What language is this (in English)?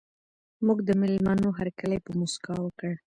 Pashto